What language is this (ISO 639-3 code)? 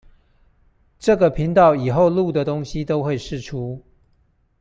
zho